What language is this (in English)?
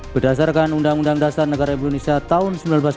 Indonesian